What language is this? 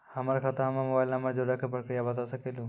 Maithili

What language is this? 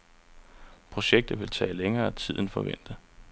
Danish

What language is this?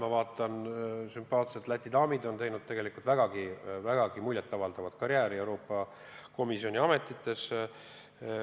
Estonian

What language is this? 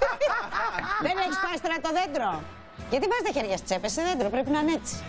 Greek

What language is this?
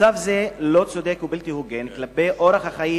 Hebrew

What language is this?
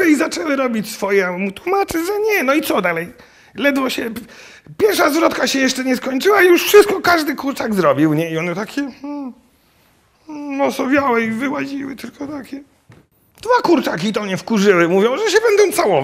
Polish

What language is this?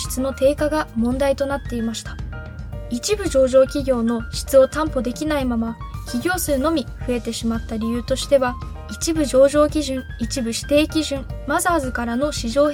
Japanese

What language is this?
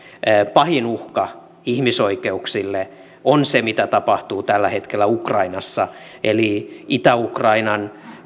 Finnish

